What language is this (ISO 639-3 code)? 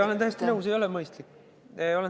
est